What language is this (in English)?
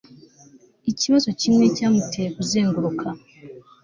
Kinyarwanda